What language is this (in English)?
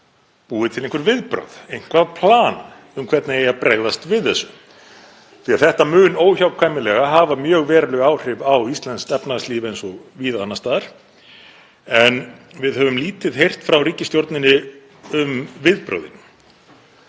Icelandic